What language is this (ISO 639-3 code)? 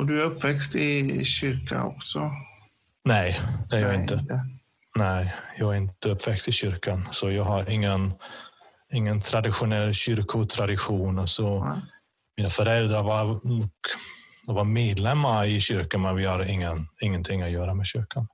swe